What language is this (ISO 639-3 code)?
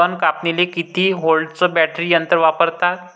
mar